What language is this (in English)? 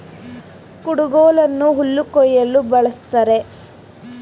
Kannada